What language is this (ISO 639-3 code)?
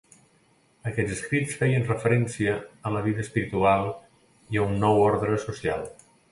cat